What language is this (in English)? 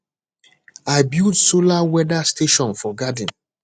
Nigerian Pidgin